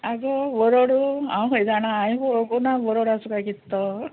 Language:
Konkani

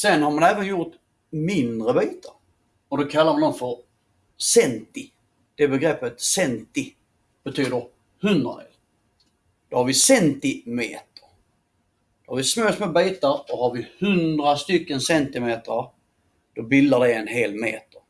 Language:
Swedish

